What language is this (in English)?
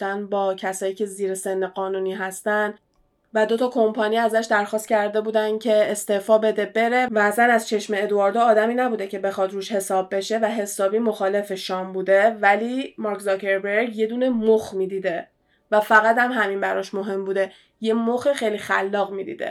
Persian